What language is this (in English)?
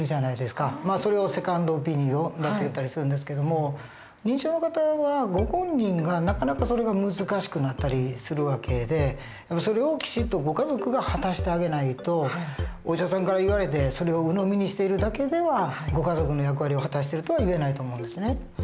Japanese